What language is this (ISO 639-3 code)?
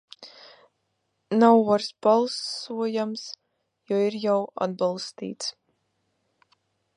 lav